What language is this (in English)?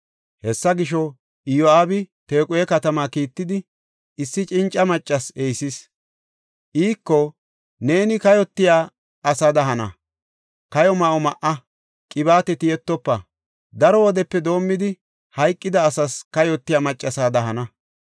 Gofa